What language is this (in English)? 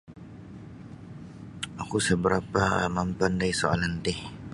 Sabah Bisaya